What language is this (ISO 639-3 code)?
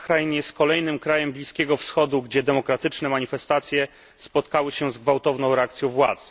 pol